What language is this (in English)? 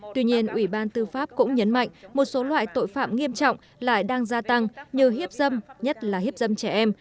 Vietnamese